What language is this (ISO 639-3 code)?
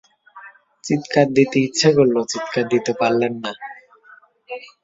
ben